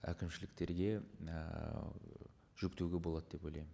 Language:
Kazakh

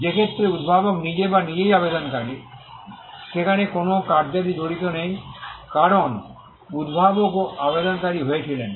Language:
Bangla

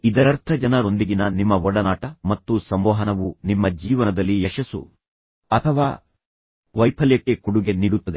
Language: Kannada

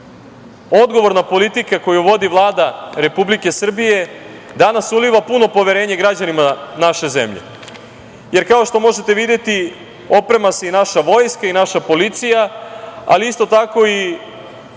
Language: Serbian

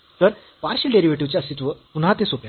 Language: Marathi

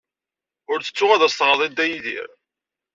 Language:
Kabyle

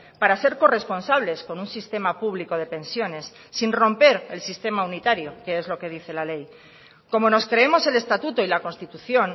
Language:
Spanish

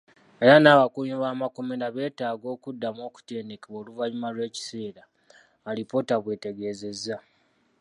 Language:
Ganda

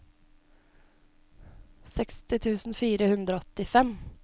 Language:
Norwegian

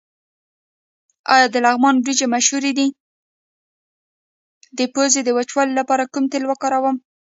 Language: Pashto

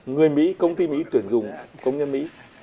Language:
Vietnamese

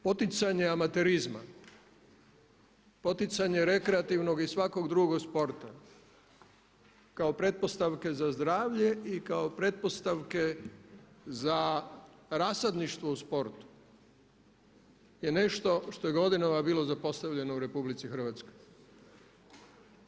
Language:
Croatian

